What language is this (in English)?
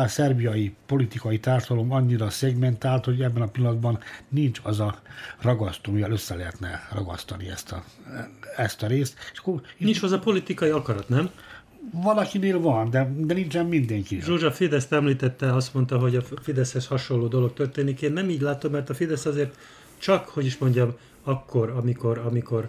Hungarian